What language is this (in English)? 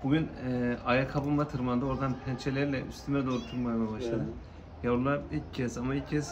Turkish